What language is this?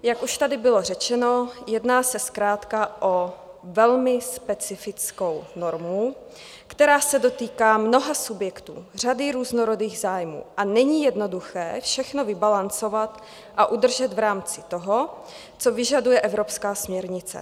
Czech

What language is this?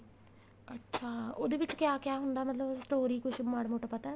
Punjabi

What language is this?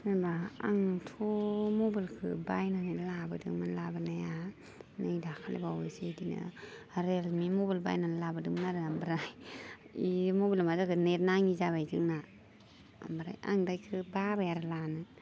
Bodo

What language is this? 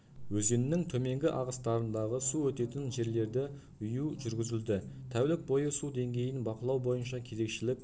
Kazakh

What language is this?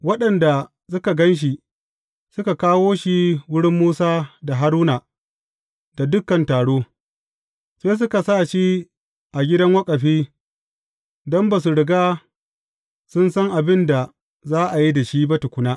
Hausa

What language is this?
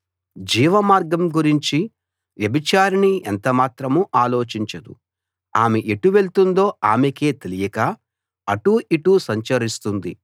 Telugu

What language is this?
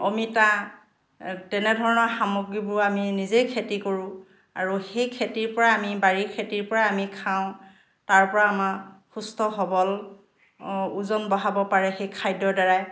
Assamese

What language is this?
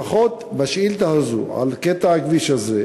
Hebrew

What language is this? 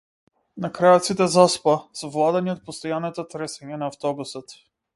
Macedonian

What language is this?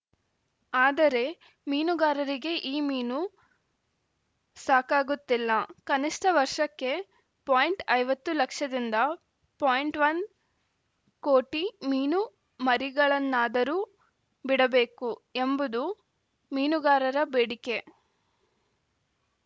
Kannada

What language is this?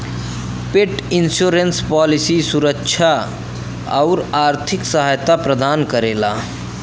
Bhojpuri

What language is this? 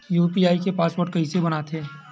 Chhattisgarhi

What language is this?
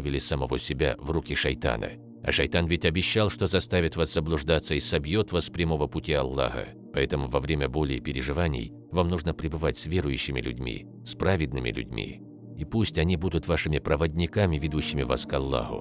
Russian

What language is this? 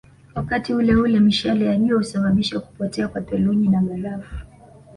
Swahili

